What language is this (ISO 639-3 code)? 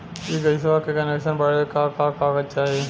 bho